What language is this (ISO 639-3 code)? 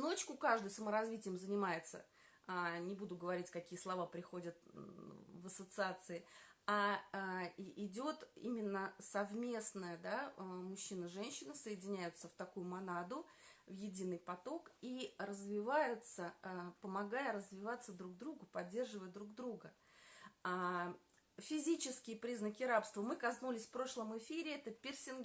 rus